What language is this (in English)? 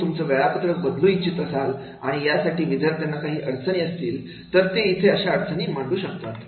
Marathi